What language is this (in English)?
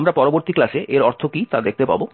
Bangla